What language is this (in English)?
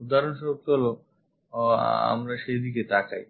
Bangla